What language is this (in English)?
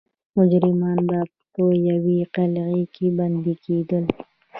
Pashto